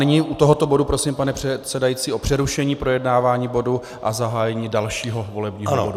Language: Czech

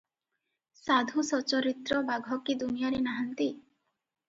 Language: Odia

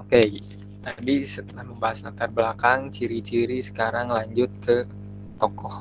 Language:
Indonesian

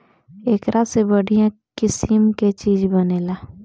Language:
Bhojpuri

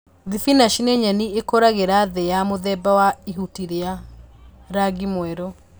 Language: Kikuyu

